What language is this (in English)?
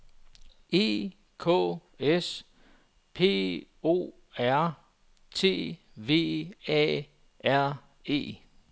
Danish